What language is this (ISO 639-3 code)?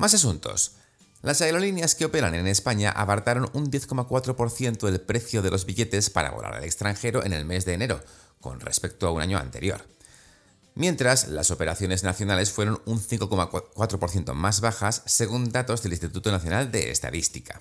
spa